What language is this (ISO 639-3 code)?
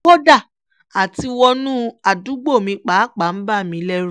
yor